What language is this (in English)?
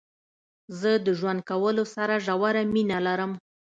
Pashto